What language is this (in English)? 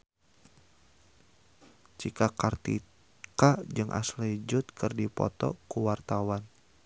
Sundanese